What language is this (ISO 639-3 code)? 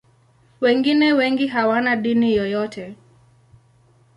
swa